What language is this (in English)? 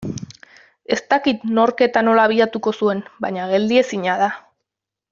Basque